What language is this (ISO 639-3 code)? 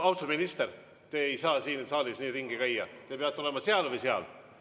est